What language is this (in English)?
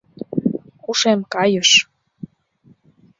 Mari